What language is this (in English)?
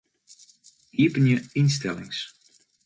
Western Frisian